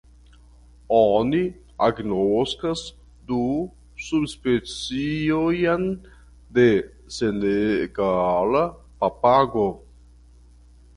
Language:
Esperanto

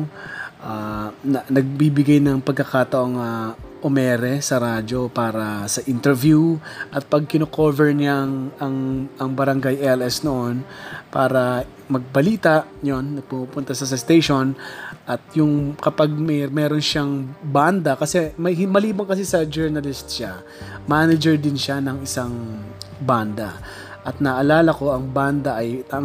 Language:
Filipino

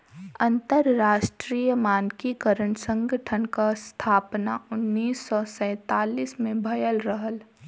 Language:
Bhojpuri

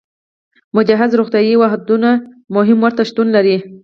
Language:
Pashto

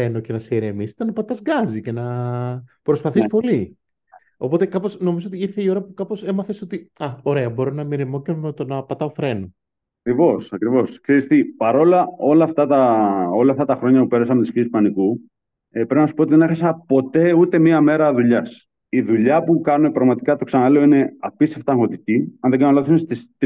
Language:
Greek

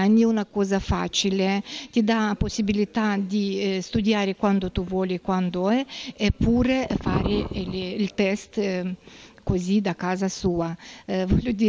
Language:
Italian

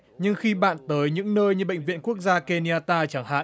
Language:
Vietnamese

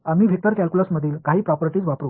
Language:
Marathi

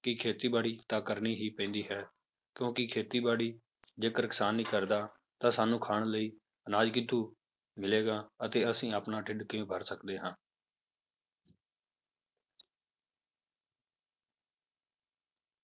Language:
Punjabi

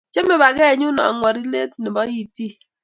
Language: Kalenjin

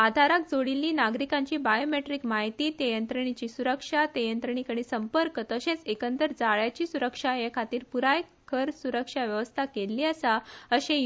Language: Konkani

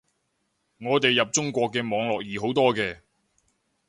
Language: Cantonese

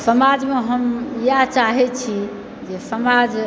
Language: Maithili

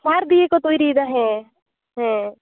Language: Santali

